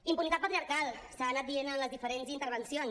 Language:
Catalan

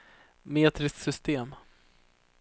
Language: Swedish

